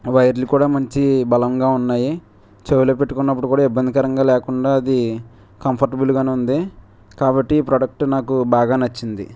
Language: Telugu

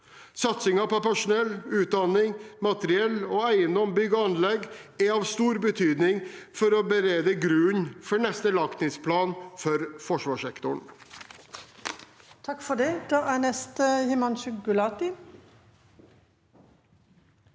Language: Norwegian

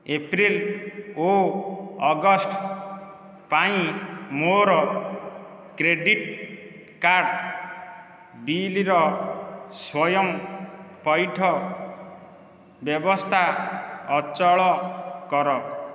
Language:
Odia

